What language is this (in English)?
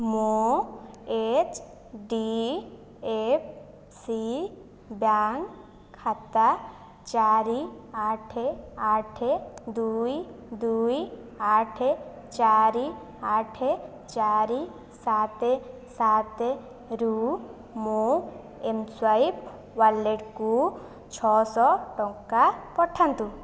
Odia